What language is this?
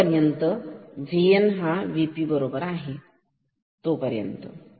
Marathi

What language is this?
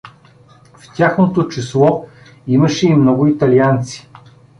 Bulgarian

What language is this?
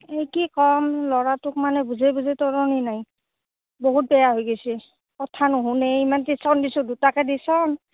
Assamese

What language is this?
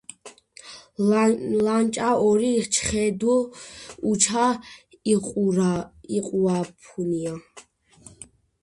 Georgian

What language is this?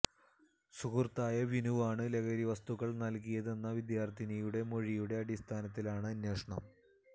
Malayalam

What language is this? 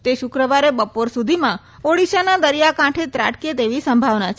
Gujarati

